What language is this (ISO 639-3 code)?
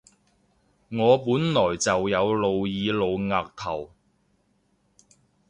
yue